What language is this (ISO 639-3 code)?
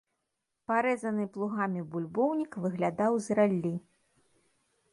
bel